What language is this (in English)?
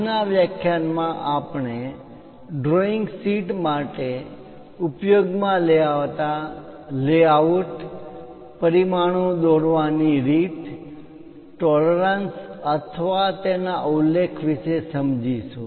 Gujarati